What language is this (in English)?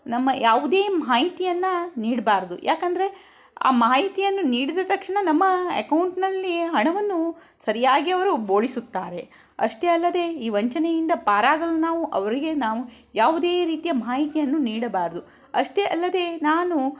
Kannada